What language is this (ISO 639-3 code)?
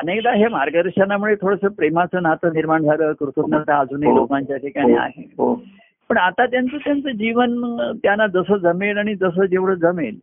mar